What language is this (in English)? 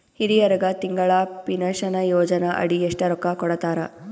Kannada